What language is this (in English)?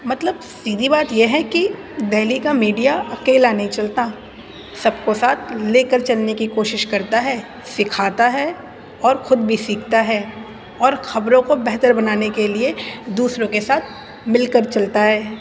Urdu